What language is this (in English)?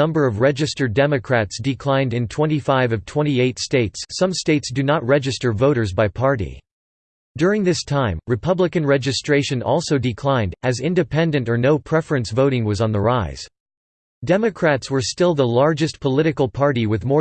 English